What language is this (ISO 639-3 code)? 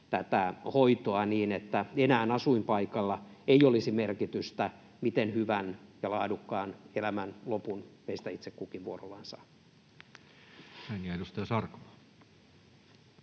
fin